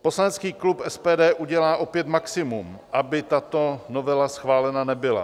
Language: Czech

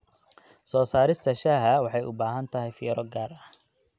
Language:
Somali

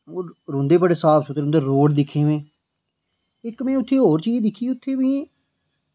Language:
Dogri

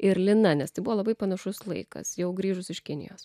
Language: Lithuanian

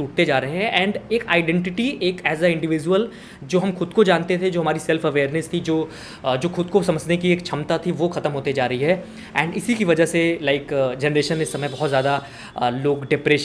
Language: Hindi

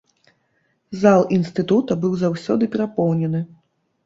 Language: Belarusian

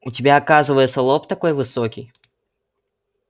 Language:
Russian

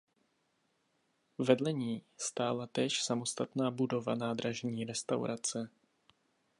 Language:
Czech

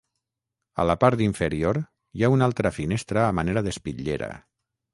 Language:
Catalan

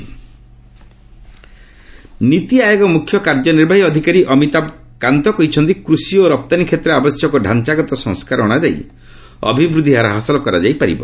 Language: Odia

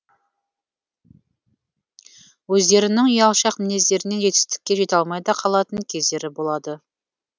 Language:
Kazakh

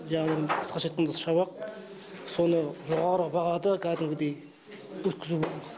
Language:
Kazakh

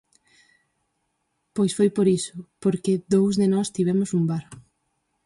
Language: Galician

